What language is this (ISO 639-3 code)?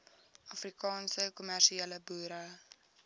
afr